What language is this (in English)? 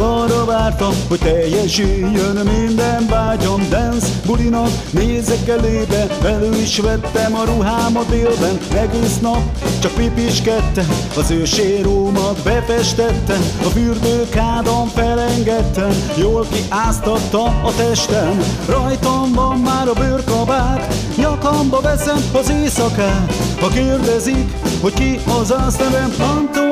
Hungarian